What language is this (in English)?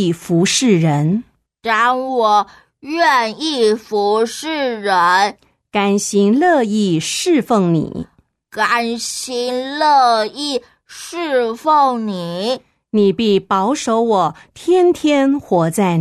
Chinese